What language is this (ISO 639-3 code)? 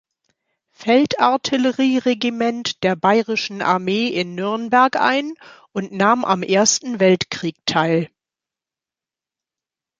deu